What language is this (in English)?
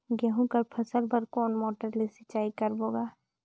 Chhattisgarhi